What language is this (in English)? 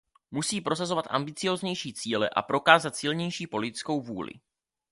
Czech